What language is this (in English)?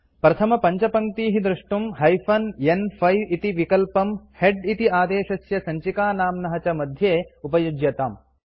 Sanskrit